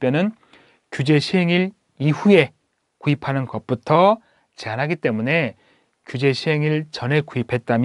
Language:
Korean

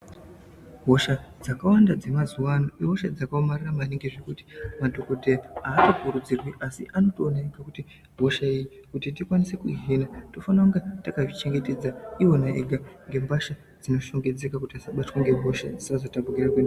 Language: Ndau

